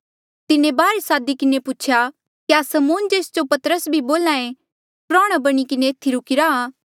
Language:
Mandeali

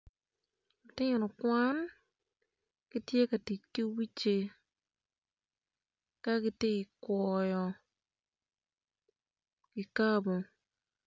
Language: Acoli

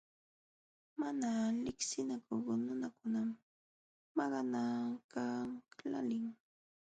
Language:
Jauja Wanca Quechua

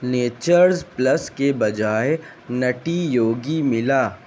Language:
Urdu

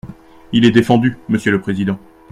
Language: French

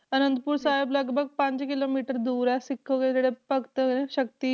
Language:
Punjabi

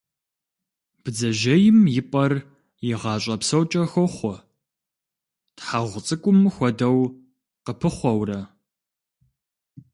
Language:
Kabardian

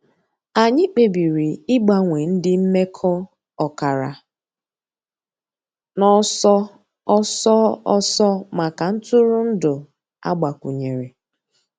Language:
Igbo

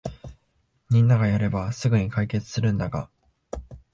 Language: Japanese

